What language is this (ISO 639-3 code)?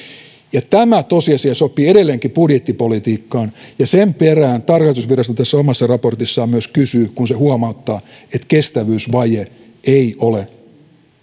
fin